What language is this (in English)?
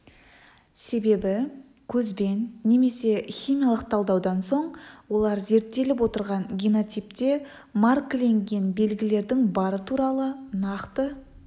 Kazakh